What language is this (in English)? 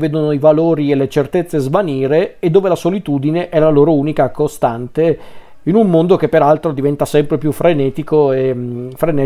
Italian